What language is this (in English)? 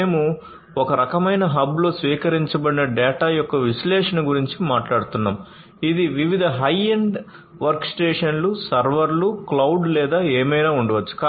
Telugu